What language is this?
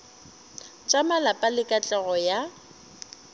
Northern Sotho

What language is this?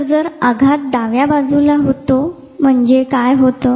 Marathi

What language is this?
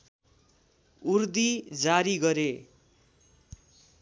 Nepali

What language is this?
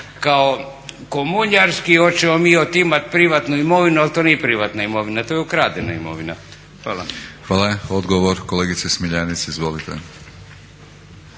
Croatian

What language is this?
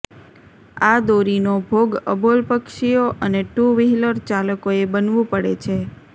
Gujarati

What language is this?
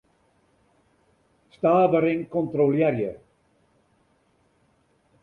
Western Frisian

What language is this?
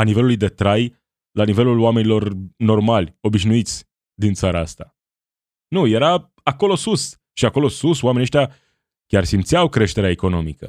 Romanian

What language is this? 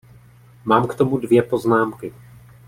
Czech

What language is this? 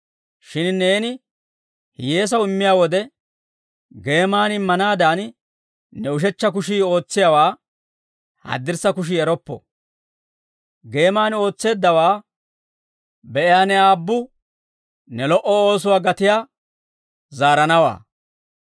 Dawro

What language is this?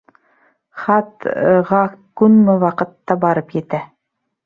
Bashkir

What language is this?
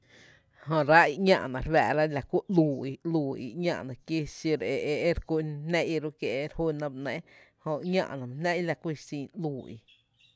Tepinapa Chinantec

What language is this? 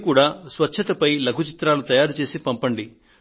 Telugu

